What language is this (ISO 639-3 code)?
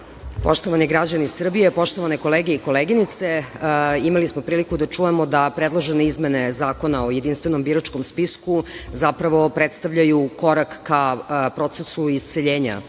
srp